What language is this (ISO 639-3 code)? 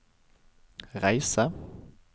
nor